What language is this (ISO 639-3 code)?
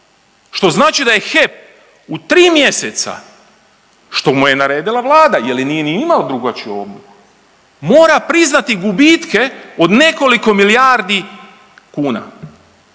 hrv